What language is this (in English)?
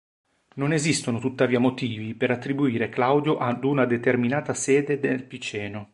Italian